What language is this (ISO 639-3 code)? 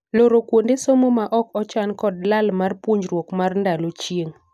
luo